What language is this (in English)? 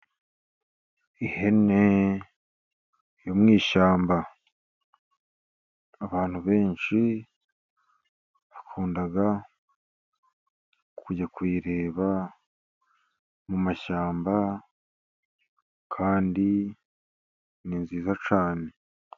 Kinyarwanda